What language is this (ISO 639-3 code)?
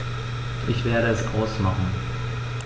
deu